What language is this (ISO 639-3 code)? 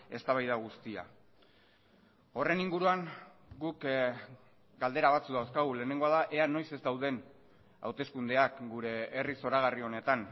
eus